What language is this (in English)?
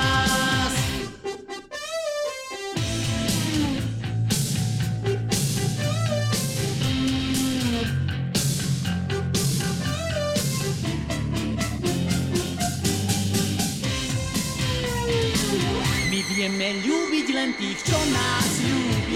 Slovak